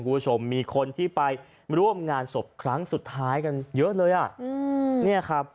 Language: Thai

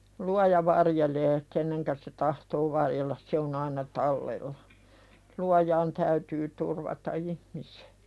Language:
Finnish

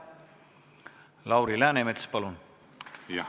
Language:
Estonian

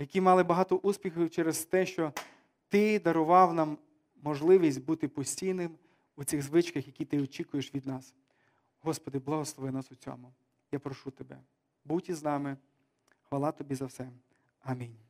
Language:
Ukrainian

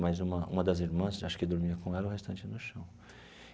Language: Portuguese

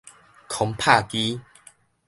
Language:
Min Nan Chinese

